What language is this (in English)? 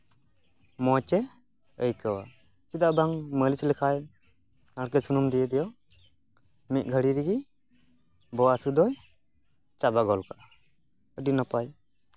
Santali